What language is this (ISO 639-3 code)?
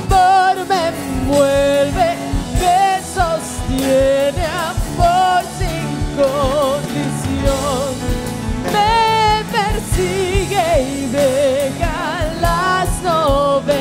spa